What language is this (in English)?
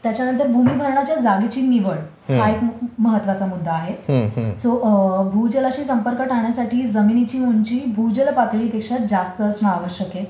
Marathi